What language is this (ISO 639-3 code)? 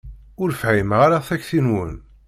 kab